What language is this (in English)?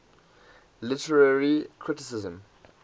English